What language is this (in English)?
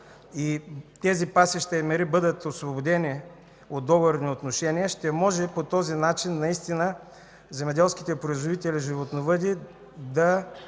Bulgarian